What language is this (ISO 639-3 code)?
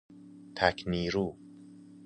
fas